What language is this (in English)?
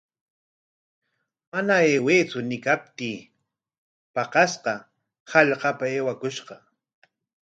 Corongo Ancash Quechua